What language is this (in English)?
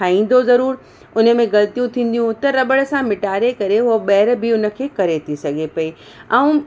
Sindhi